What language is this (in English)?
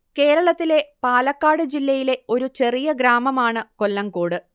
Malayalam